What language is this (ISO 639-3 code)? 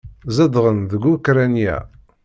kab